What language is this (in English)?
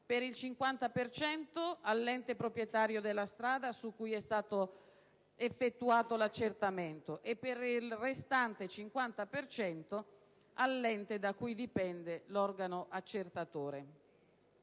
Italian